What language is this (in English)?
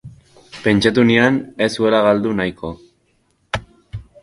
Basque